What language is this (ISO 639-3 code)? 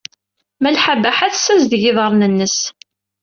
kab